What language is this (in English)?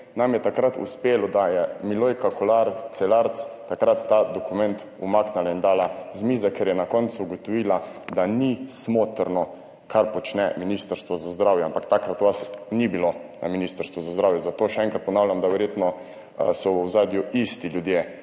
Slovenian